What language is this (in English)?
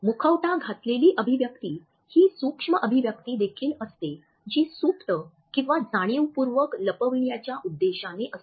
Marathi